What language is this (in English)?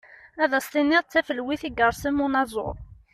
Kabyle